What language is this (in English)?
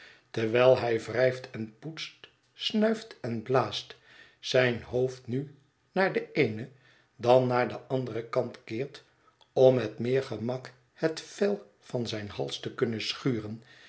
Dutch